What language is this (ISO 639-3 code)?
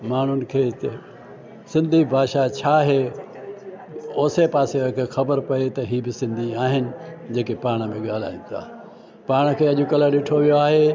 snd